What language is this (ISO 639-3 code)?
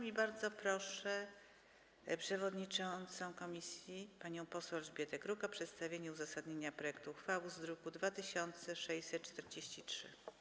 pol